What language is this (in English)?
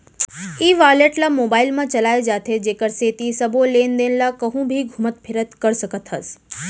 Chhattisgarhi